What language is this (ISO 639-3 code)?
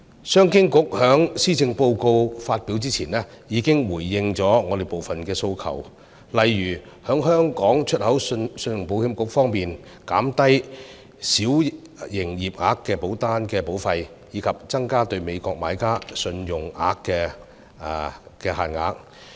yue